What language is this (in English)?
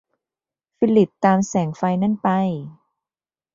Thai